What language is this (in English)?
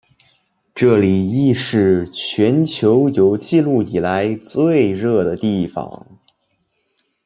Chinese